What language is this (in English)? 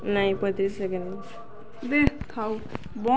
Odia